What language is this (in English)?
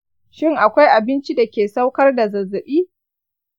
Hausa